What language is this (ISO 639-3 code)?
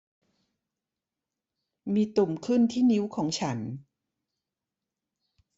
tha